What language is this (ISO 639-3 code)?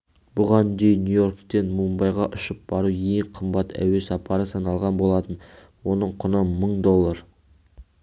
kaz